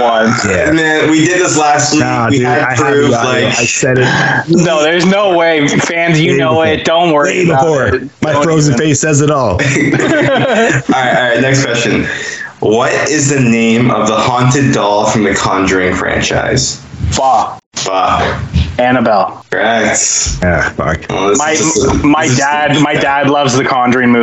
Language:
English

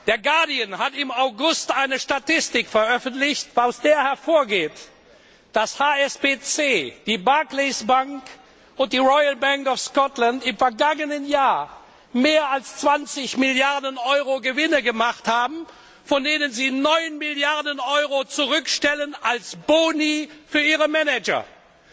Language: German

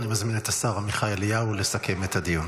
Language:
Hebrew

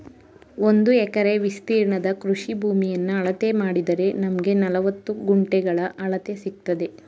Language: Kannada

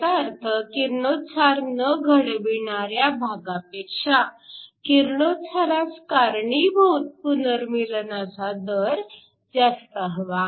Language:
Marathi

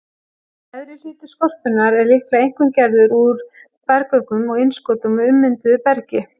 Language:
Icelandic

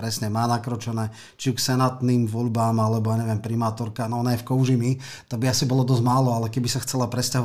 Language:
Slovak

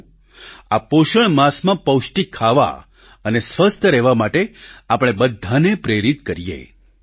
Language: Gujarati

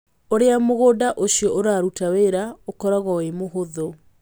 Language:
Kikuyu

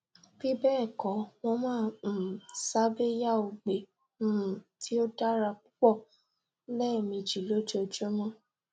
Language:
Yoruba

